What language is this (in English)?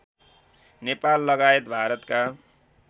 Nepali